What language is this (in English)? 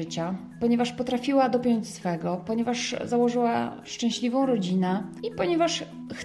Polish